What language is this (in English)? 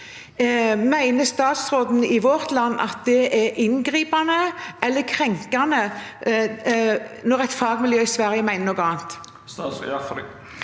Norwegian